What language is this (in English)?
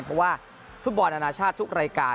Thai